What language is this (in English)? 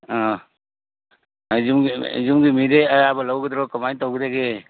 Manipuri